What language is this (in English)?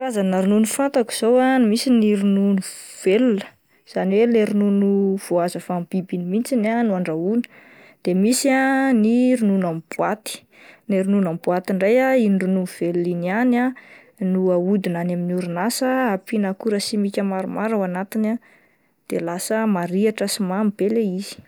Malagasy